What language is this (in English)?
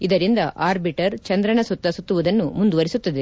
Kannada